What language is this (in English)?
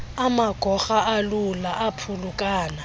Xhosa